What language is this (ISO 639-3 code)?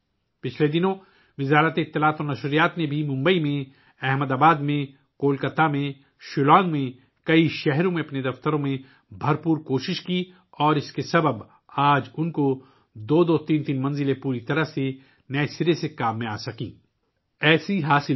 urd